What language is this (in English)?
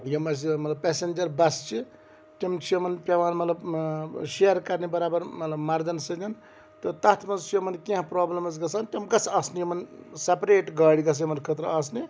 Kashmiri